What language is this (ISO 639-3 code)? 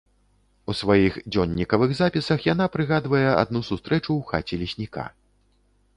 bel